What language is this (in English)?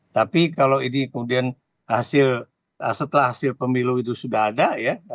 Indonesian